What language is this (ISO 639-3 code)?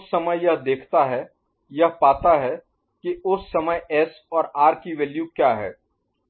hin